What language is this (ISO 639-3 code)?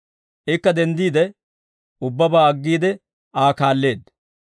dwr